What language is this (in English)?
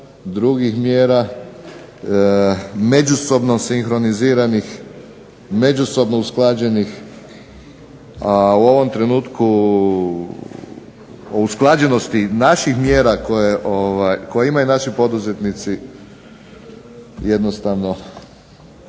Croatian